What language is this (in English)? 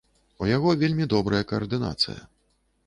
Belarusian